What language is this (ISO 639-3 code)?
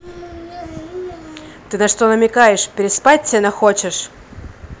rus